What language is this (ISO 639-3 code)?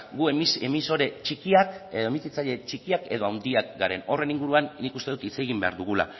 eus